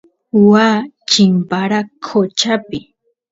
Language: Santiago del Estero Quichua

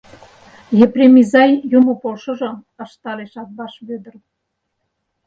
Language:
Mari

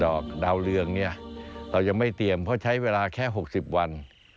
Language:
Thai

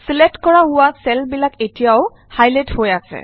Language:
Assamese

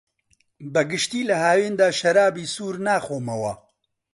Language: Central Kurdish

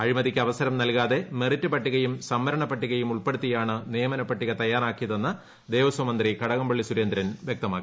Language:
Malayalam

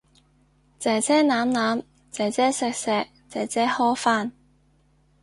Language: Cantonese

